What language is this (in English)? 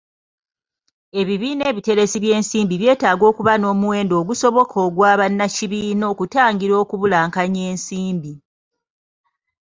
Ganda